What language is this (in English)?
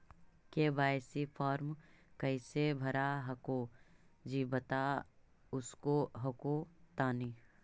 Magahi